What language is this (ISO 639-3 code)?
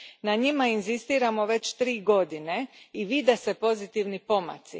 hrv